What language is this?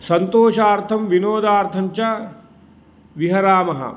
Sanskrit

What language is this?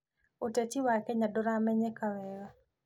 Kikuyu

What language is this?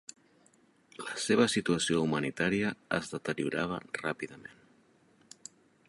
Catalan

